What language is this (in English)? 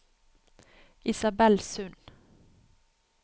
Norwegian